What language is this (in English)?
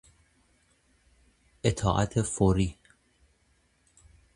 Persian